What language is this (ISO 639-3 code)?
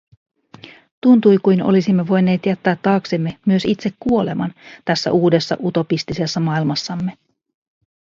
fin